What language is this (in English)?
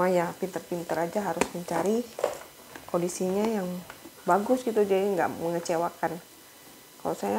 Indonesian